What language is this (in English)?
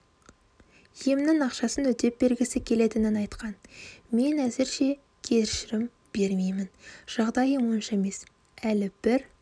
Kazakh